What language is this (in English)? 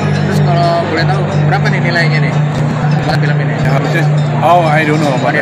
Indonesian